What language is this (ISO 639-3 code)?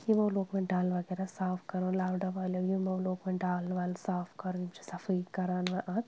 kas